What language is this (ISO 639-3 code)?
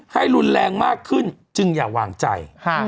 tha